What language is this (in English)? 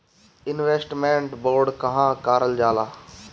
Bhojpuri